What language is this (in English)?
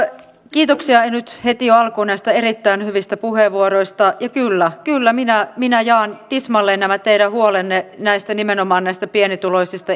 Finnish